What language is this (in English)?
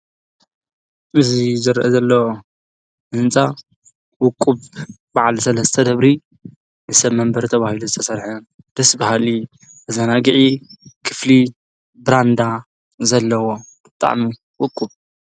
Tigrinya